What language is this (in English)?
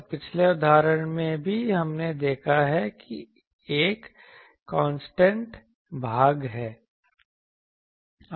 Hindi